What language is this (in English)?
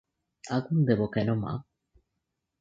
Bangla